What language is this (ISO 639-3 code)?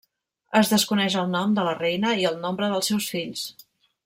cat